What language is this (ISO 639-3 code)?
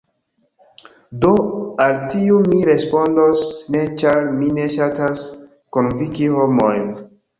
epo